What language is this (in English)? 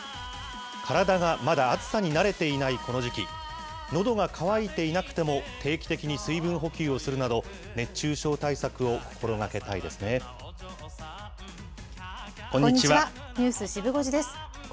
Japanese